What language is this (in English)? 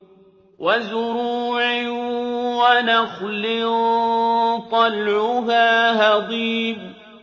Arabic